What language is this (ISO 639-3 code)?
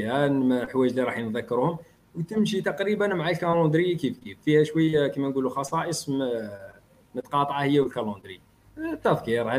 ara